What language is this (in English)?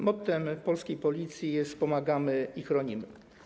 Polish